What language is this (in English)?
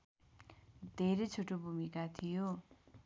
Nepali